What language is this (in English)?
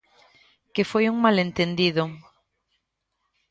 Galician